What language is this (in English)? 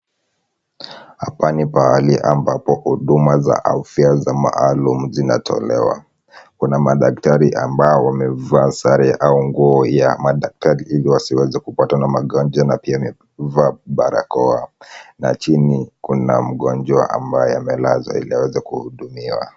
Swahili